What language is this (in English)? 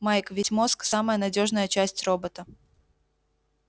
Russian